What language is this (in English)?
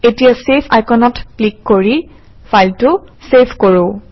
Assamese